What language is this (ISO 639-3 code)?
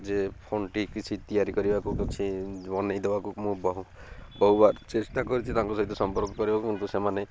ori